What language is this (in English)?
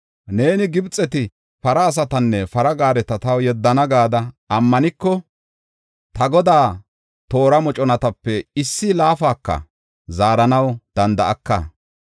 Gofa